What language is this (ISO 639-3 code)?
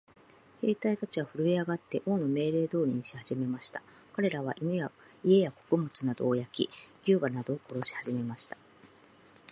jpn